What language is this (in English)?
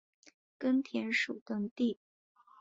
Chinese